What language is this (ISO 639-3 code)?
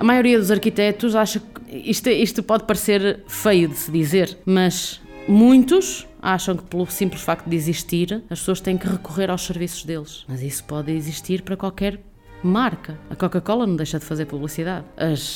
por